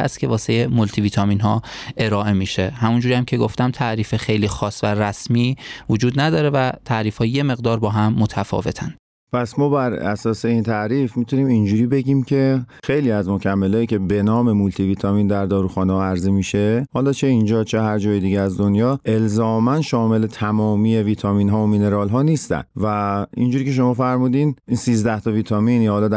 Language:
Persian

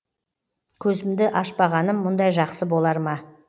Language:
Kazakh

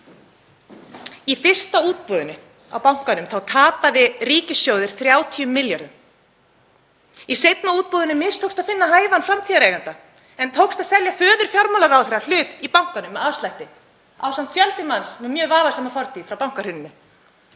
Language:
Icelandic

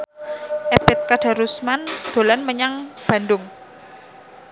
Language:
Javanese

